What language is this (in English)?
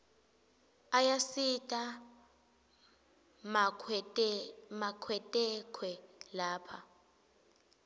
Swati